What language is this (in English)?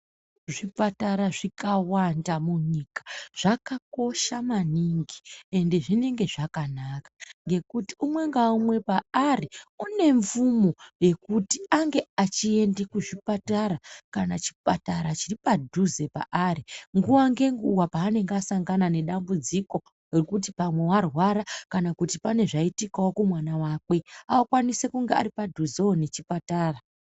Ndau